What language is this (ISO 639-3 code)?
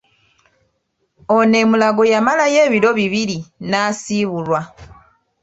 lug